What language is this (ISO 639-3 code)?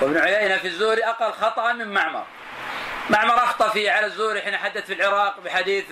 ara